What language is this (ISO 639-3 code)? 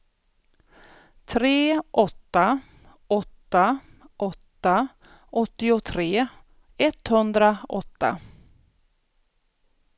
swe